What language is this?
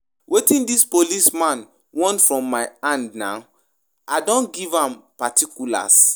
Nigerian Pidgin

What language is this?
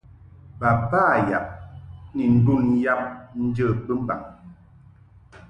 Mungaka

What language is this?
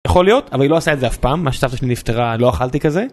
Hebrew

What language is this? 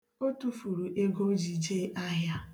Igbo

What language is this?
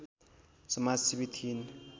Nepali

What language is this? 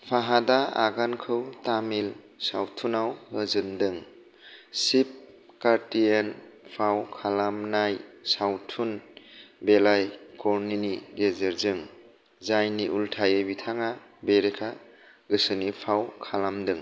Bodo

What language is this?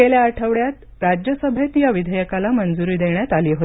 Marathi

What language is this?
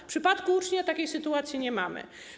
Polish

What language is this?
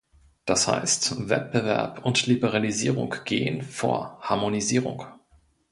German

